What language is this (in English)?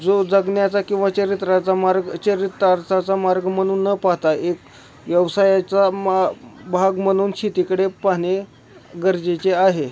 Marathi